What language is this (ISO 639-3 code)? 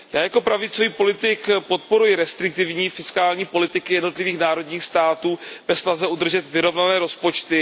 ces